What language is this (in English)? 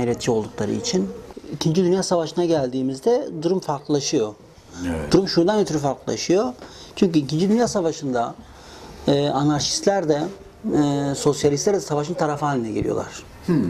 Turkish